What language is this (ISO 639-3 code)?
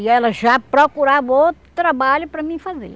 por